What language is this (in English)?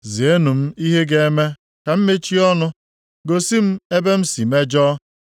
Igbo